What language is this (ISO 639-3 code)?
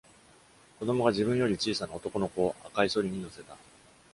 jpn